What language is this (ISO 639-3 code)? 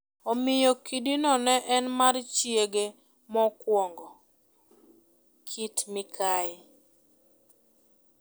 luo